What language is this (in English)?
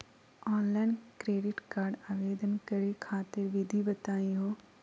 Magahi